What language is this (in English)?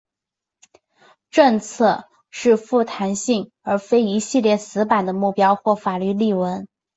Chinese